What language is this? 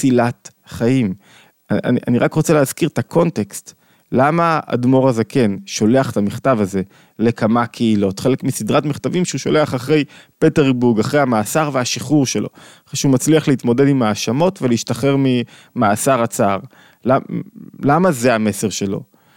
Hebrew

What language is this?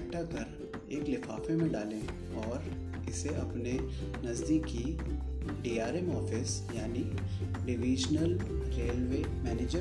Hindi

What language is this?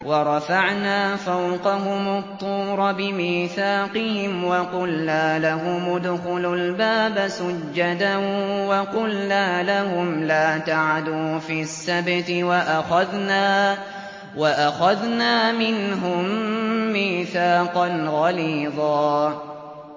Arabic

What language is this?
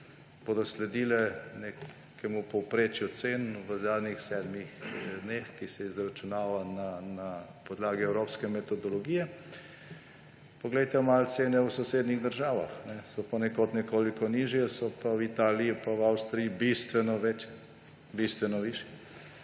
Slovenian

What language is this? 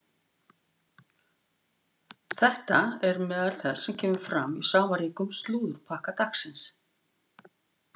Icelandic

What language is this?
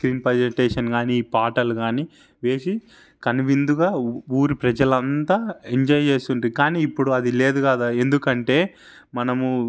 Telugu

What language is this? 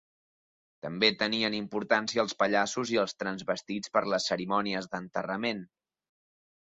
Catalan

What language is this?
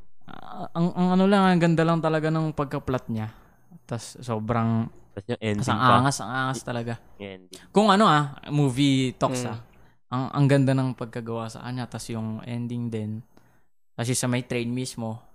Filipino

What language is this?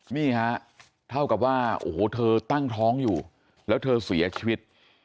Thai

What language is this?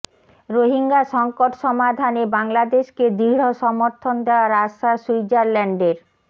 Bangla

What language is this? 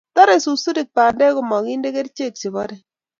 Kalenjin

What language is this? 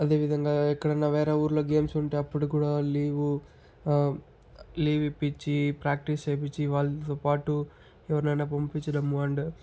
Telugu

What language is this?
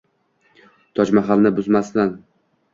Uzbek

